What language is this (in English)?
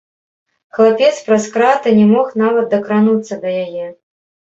Belarusian